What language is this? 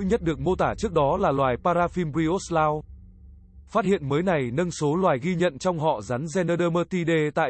Vietnamese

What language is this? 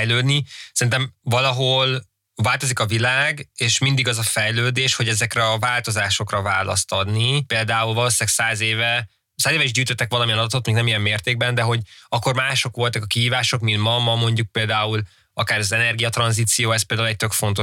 Hungarian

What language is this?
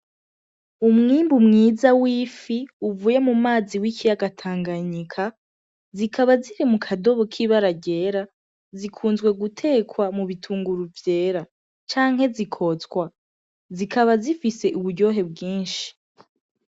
Rundi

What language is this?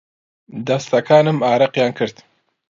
Central Kurdish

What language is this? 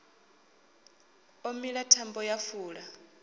Venda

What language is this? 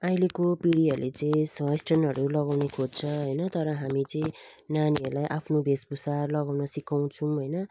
Nepali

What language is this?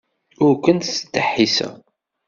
Kabyle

